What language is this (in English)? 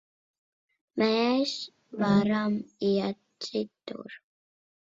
Latvian